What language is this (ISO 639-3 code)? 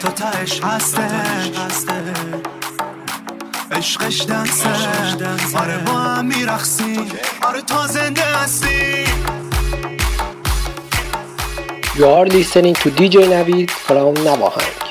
fas